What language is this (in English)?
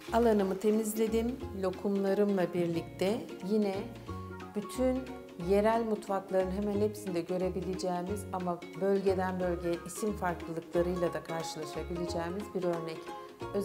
Turkish